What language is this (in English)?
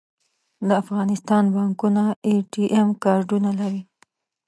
Pashto